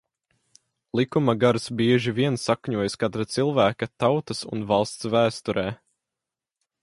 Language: Latvian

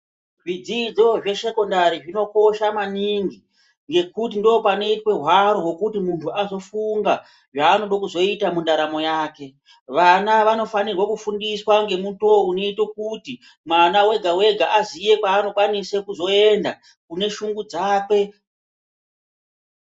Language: Ndau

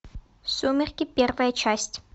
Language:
Russian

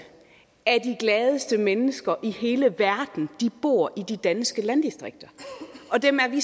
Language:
Danish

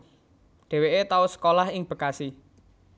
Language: Javanese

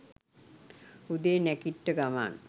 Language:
Sinhala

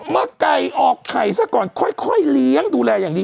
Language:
Thai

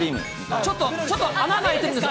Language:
Japanese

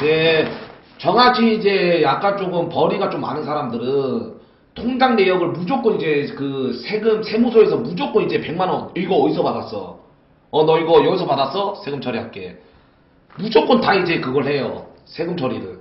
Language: Korean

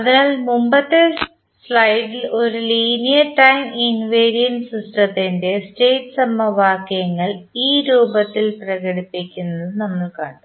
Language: Malayalam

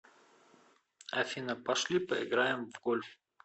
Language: Russian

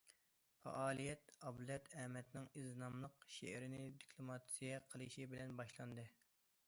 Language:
Uyghur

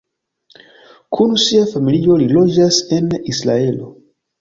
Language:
Esperanto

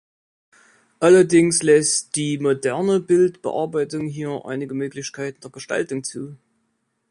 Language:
German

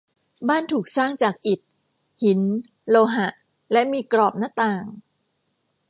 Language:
Thai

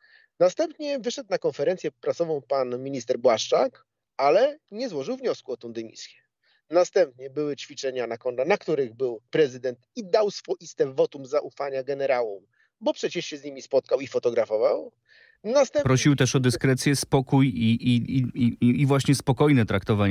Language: Polish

